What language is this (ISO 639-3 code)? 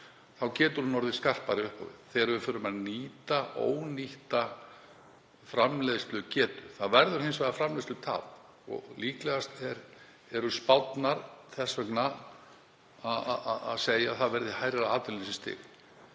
isl